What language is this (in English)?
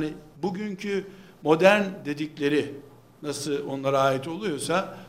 Turkish